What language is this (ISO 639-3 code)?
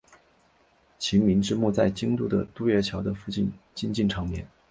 zho